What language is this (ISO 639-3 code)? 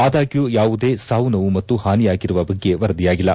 kan